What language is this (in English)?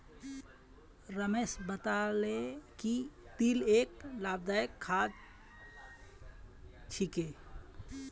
Magahi